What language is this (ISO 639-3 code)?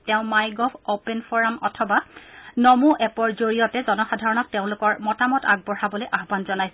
asm